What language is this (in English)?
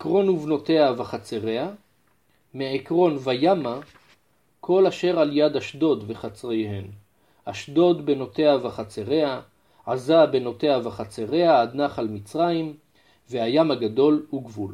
Hebrew